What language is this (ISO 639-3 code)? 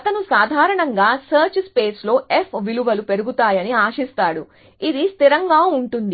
tel